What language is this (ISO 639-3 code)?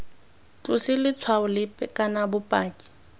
tsn